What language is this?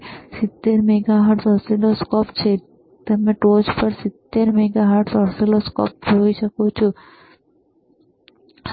Gujarati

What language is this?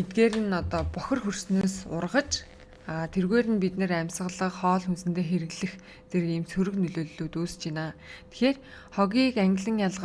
Turkish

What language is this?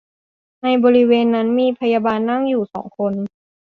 Thai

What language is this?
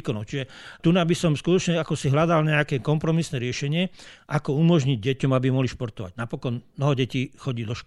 Slovak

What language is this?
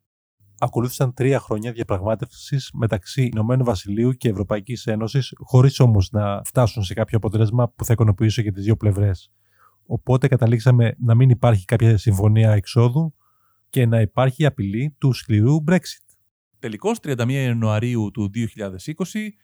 Greek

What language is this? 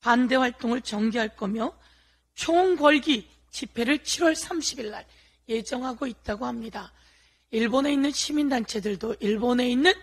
Korean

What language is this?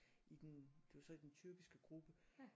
Danish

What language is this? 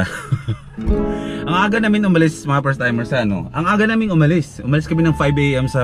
Filipino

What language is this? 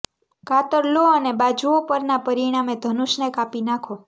Gujarati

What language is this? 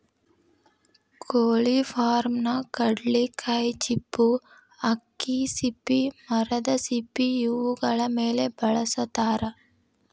Kannada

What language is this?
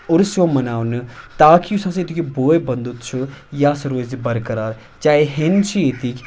Kashmiri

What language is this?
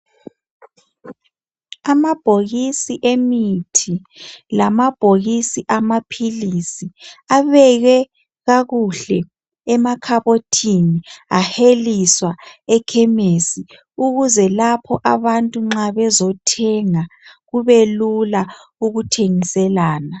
North Ndebele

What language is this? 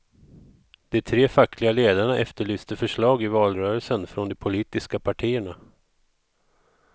Swedish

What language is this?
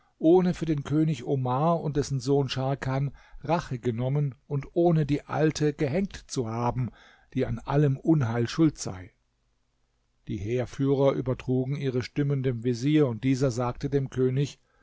German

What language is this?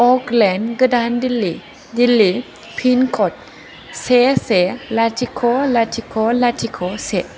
Bodo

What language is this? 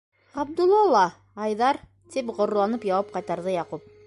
Bashkir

